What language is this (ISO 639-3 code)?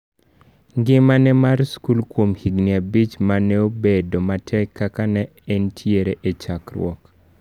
luo